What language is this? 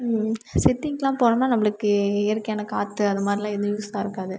Tamil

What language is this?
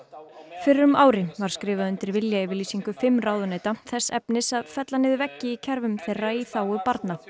Icelandic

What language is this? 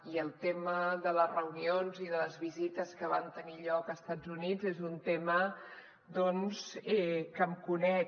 Catalan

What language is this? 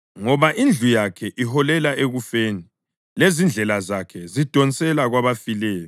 North Ndebele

